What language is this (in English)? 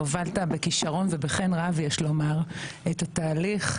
Hebrew